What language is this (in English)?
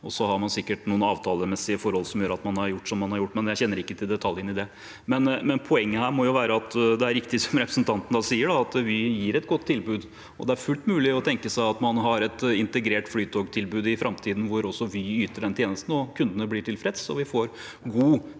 Norwegian